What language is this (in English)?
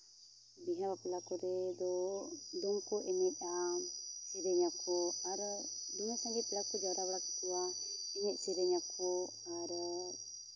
Santali